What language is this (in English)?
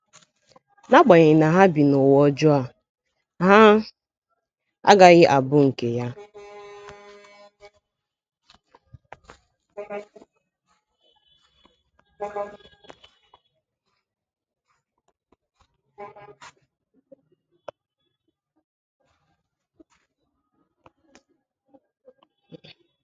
Igbo